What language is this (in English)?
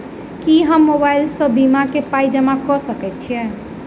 Maithili